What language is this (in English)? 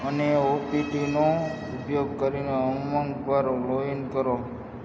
Gujarati